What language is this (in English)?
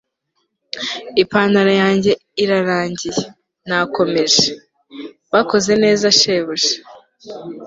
Kinyarwanda